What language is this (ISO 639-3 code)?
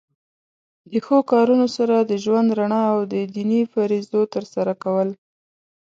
pus